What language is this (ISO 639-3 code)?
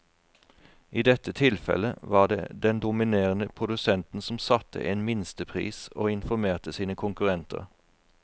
nor